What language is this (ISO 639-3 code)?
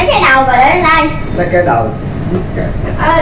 vie